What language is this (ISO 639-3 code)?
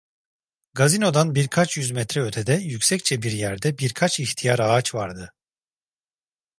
tur